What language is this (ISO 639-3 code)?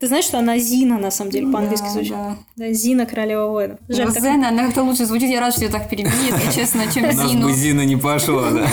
rus